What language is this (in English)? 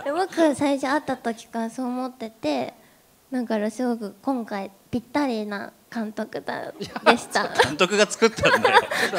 Japanese